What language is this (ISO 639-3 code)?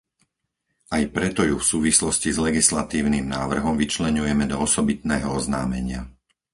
slk